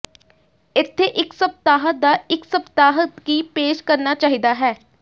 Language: Punjabi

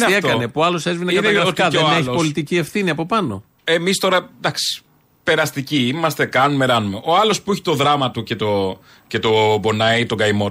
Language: Greek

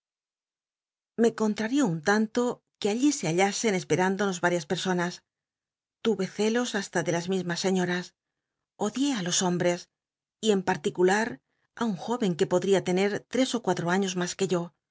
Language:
Spanish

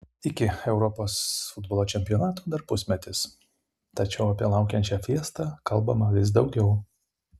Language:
Lithuanian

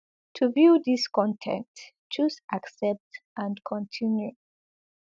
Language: Nigerian Pidgin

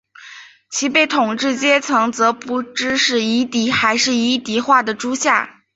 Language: Chinese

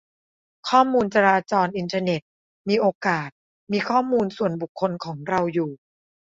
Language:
Thai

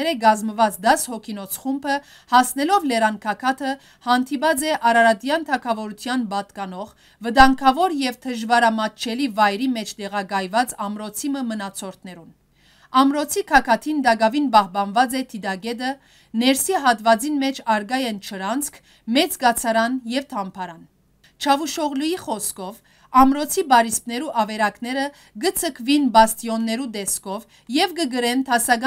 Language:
Turkish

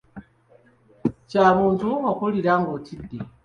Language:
Ganda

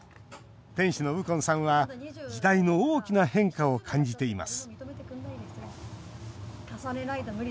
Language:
Japanese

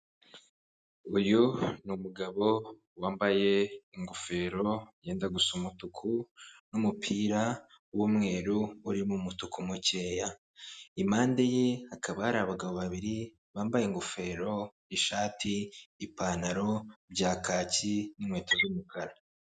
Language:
Kinyarwanda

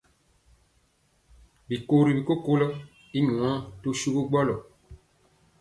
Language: Mpiemo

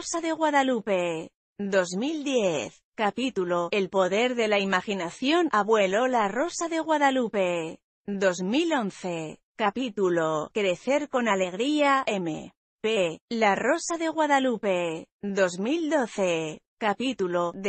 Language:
Spanish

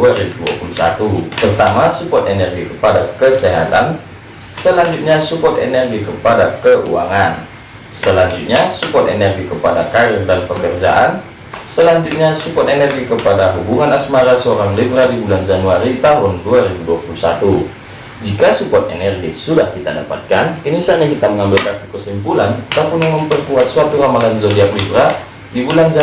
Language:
Indonesian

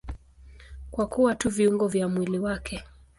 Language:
Swahili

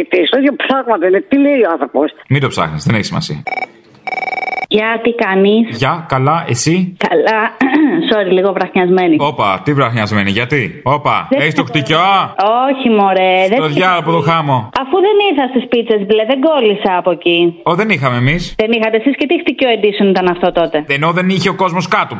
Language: Greek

